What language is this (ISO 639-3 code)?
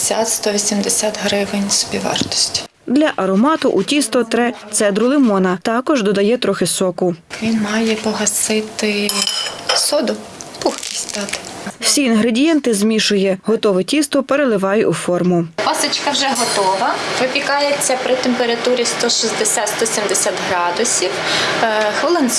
ukr